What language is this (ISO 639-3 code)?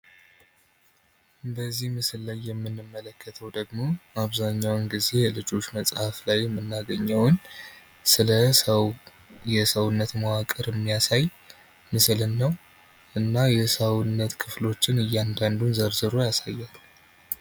amh